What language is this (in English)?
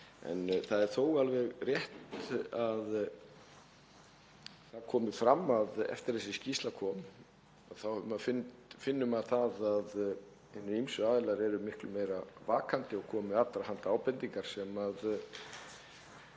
Icelandic